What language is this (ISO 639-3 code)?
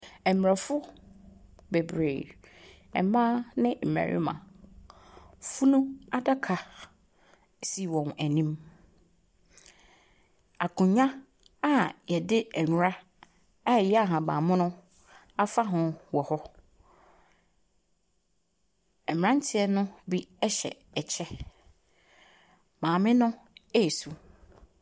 aka